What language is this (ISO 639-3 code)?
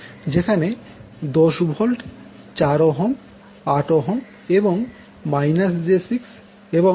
ben